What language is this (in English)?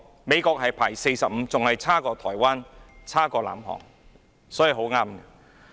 Cantonese